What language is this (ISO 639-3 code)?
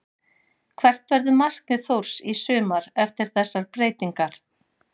isl